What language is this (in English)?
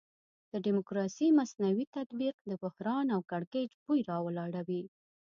Pashto